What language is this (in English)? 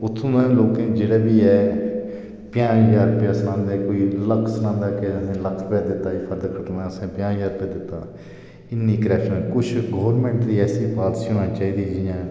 Dogri